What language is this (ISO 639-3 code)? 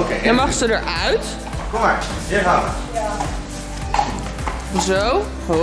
nld